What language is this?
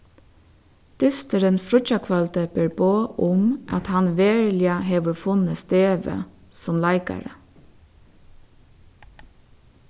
Faroese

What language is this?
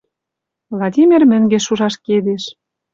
Western Mari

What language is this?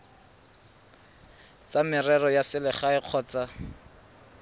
Tswana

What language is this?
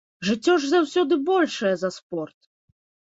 Belarusian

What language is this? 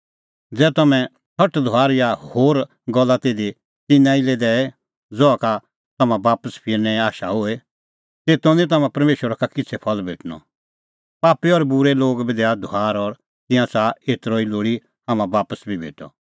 Kullu Pahari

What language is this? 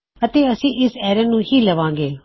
Punjabi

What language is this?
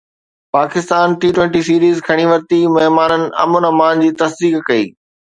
Sindhi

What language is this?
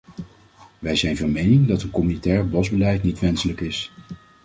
Dutch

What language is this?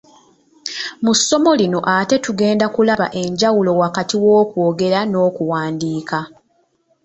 Ganda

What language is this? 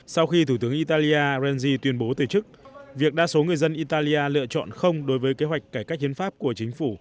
Vietnamese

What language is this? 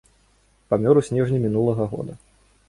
Belarusian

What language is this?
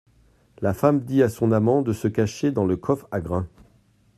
French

